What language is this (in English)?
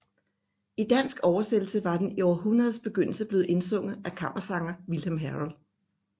Danish